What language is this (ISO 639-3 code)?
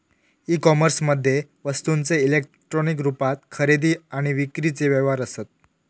mar